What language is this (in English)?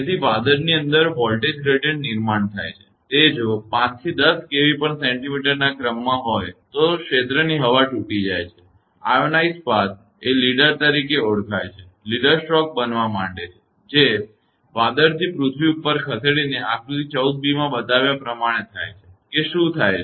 Gujarati